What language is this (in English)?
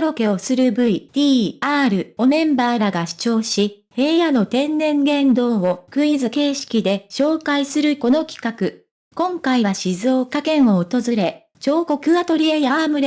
Japanese